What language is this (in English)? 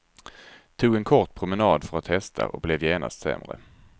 Swedish